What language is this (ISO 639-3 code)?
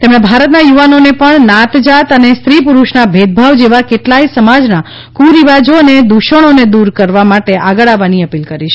guj